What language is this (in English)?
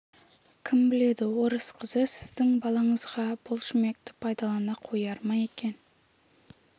Kazakh